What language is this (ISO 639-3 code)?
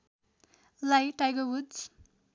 nep